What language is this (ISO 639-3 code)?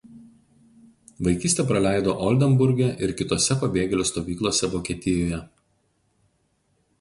lit